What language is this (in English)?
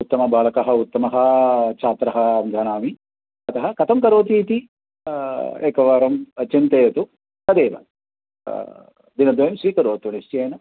Sanskrit